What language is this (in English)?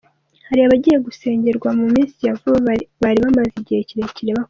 Kinyarwanda